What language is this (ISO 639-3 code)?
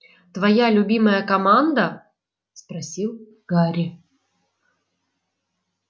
rus